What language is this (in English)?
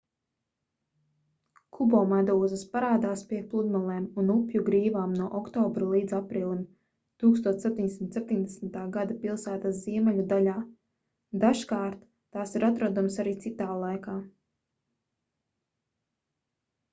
Latvian